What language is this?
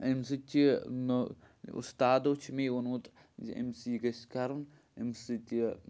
Kashmiri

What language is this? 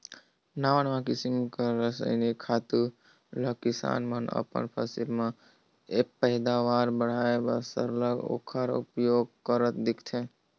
Chhattisgarhi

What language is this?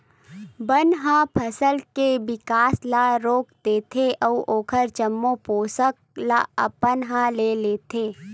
Chhattisgarhi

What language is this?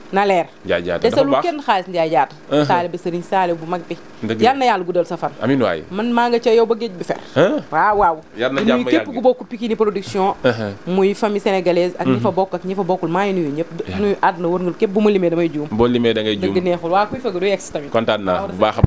Indonesian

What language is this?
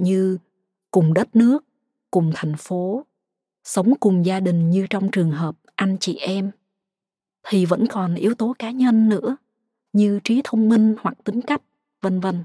Vietnamese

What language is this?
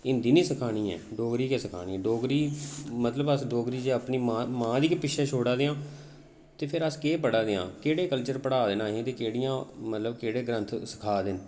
Dogri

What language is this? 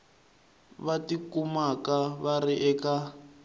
Tsonga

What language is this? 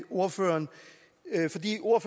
Danish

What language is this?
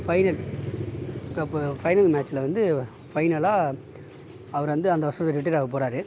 Tamil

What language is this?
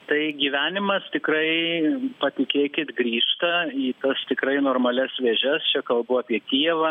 Lithuanian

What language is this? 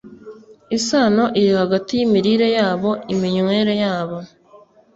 Kinyarwanda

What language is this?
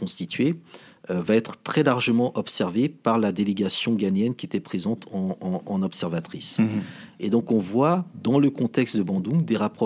French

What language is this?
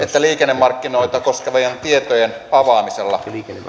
Finnish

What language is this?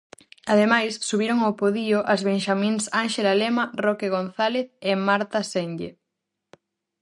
Galician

